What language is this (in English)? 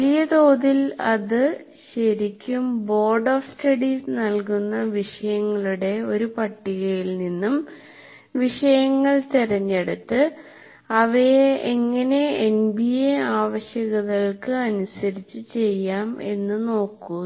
Malayalam